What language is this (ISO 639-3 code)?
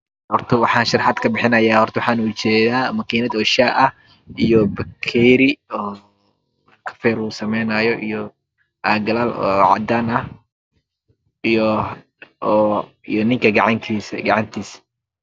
som